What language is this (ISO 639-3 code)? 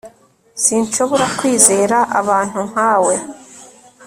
kin